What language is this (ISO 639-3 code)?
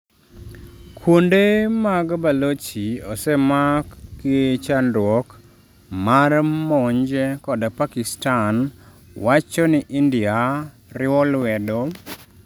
luo